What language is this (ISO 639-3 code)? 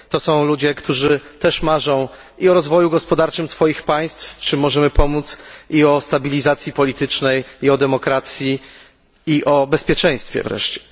pol